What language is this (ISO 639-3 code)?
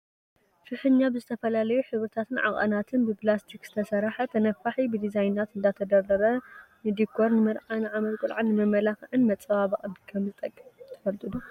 tir